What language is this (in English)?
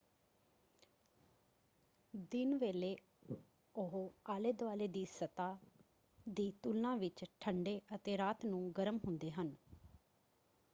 Punjabi